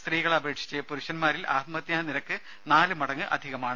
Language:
Malayalam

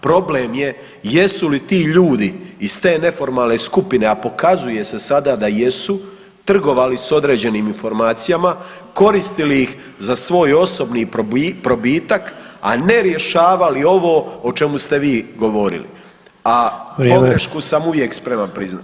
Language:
Croatian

